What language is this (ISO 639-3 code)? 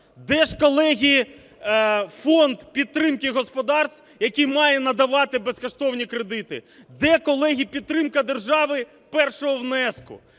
ukr